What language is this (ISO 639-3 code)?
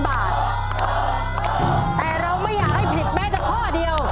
tha